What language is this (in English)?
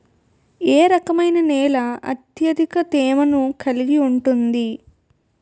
Telugu